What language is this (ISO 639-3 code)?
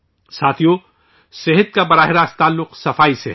urd